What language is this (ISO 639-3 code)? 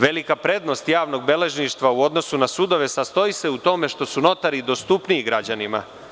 srp